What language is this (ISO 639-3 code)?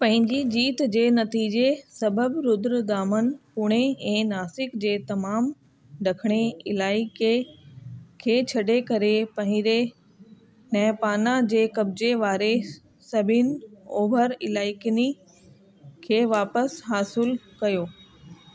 snd